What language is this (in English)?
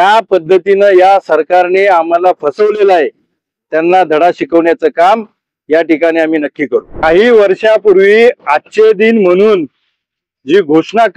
Marathi